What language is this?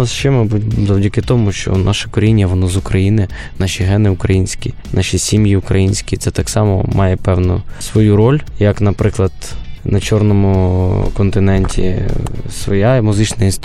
Ukrainian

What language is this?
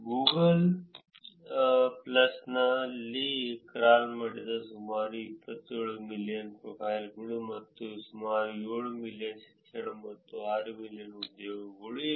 Kannada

